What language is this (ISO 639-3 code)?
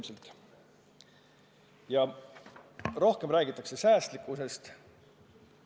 est